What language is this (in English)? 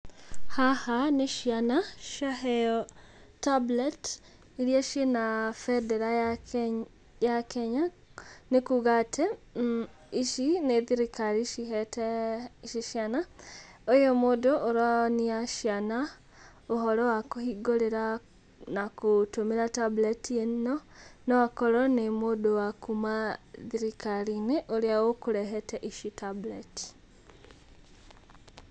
Kikuyu